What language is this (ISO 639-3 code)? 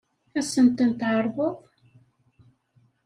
kab